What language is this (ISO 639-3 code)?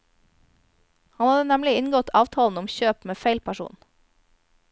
nor